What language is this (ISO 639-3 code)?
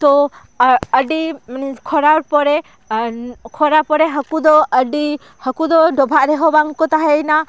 sat